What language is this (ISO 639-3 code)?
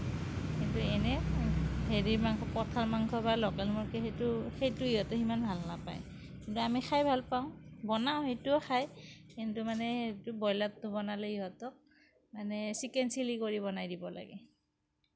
asm